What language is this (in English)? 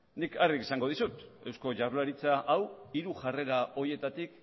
Basque